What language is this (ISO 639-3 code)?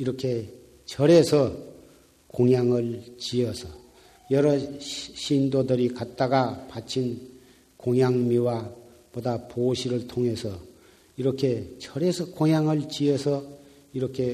kor